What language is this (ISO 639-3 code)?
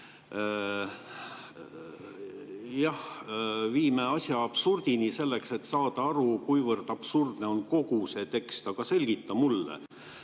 est